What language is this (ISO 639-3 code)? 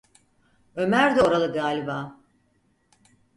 tur